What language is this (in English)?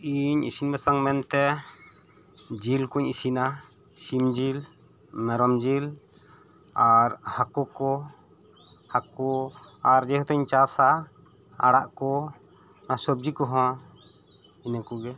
Santali